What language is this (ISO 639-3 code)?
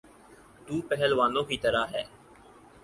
urd